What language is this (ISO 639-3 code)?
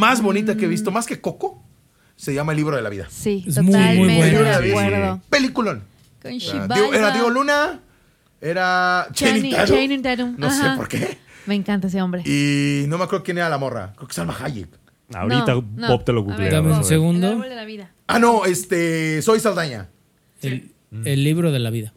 spa